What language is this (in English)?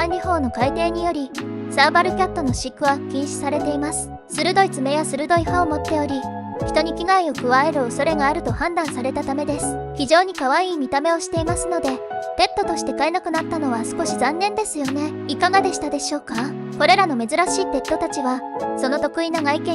Japanese